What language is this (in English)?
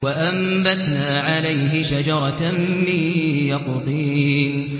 Arabic